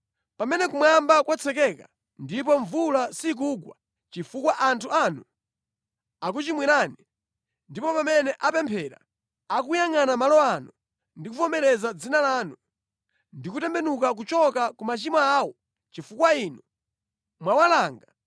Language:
Nyanja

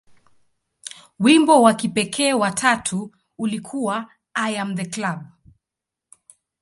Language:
Swahili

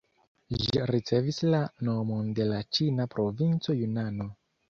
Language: Esperanto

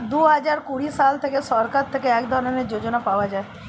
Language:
Bangla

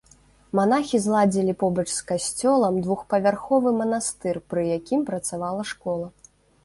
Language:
Belarusian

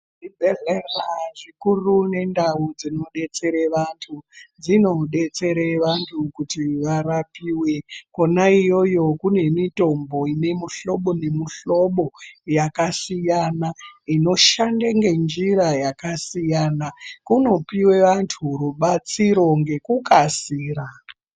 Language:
Ndau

